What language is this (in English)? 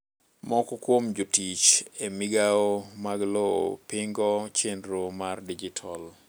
Luo (Kenya and Tanzania)